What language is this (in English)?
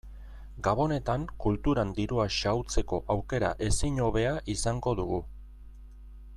Basque